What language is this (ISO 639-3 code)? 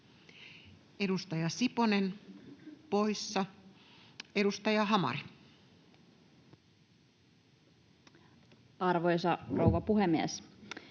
fin